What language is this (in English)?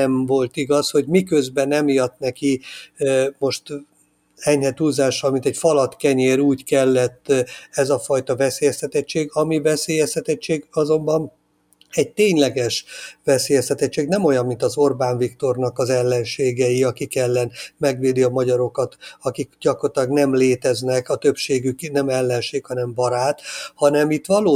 Hungarian